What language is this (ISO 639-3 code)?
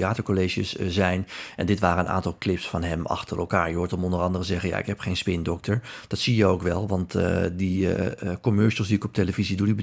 nld